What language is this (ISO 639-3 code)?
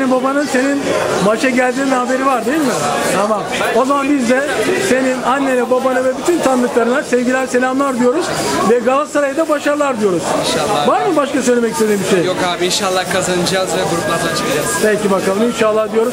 tur